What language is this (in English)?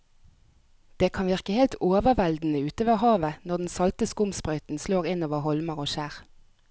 Norwegian